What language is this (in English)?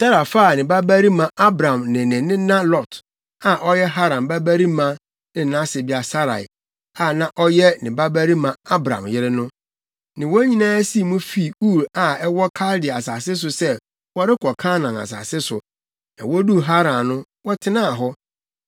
Akan